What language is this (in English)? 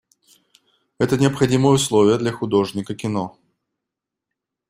Russian